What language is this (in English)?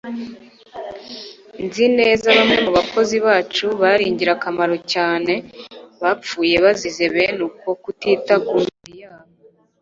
Kinyarwanda